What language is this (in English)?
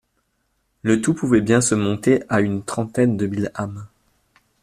French